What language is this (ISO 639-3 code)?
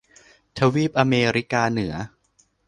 tha